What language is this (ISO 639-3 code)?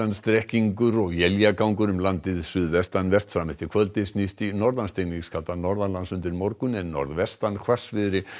isl